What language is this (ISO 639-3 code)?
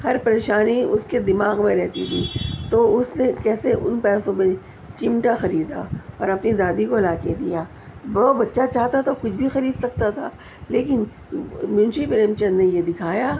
urd